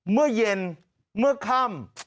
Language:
Thai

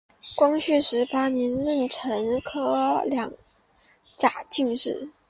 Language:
Chinese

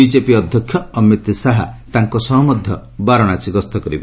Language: Odia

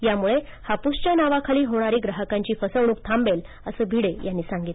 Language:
Marathi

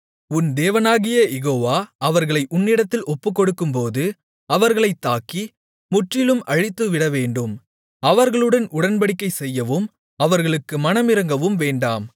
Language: Tamil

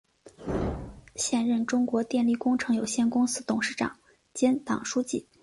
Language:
Chinese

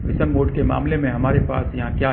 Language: Hindi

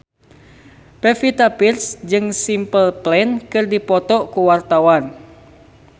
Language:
Sundanese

